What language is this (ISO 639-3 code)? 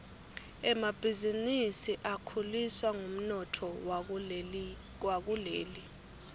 ssw